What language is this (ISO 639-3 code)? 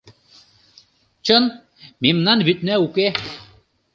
chm